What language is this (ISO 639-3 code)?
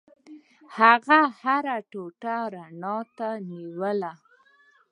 pus